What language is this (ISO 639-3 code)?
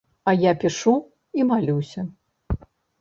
bel